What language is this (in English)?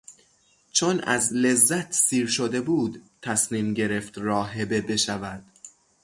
Persian